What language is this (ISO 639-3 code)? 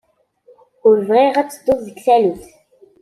kab